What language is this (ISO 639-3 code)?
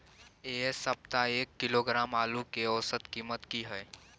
mai